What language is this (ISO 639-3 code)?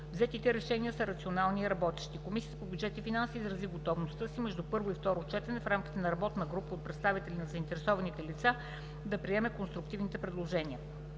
bul